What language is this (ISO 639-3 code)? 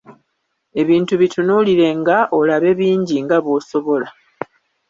lug